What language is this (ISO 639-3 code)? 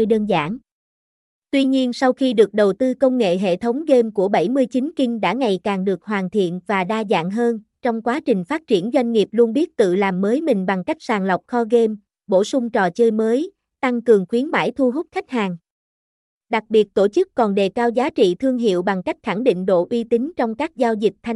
vie